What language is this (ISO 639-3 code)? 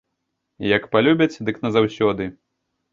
bel